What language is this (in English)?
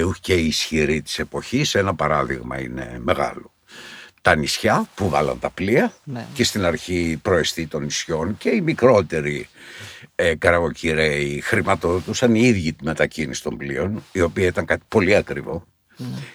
Greek